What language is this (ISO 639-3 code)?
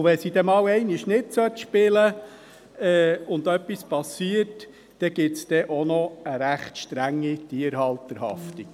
gsw